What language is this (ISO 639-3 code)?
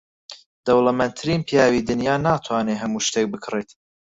ckb